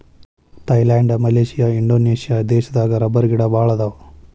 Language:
Kannada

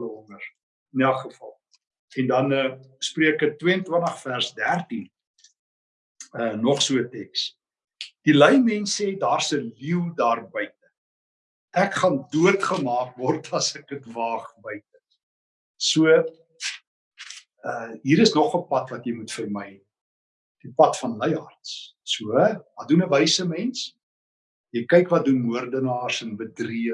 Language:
Dutch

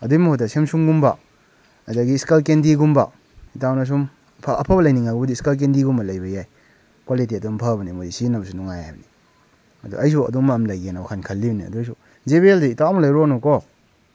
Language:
Manipuri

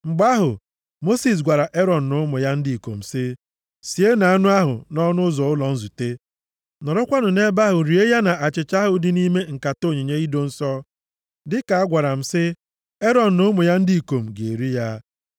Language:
Igbo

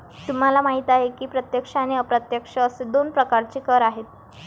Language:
Marathi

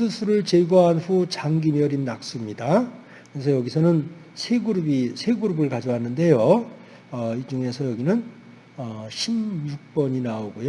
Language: Korean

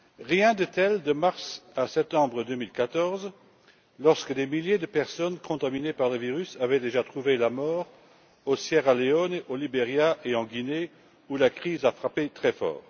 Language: French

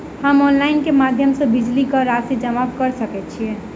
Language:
Maithili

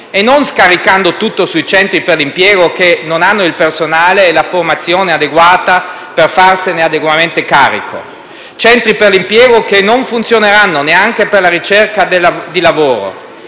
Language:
Italian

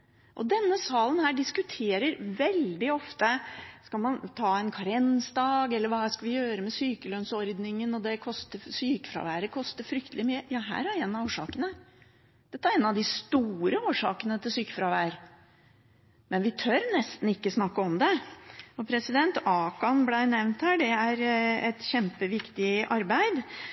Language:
Norwegian Bokmål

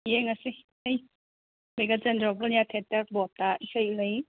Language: Manipuri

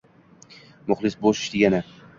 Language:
Uzbek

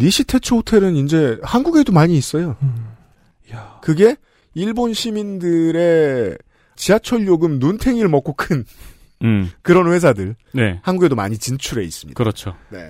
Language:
Korean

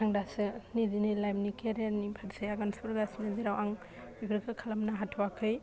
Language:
Bodo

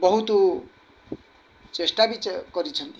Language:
Odia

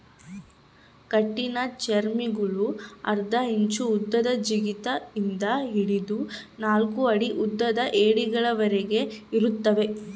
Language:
Kannada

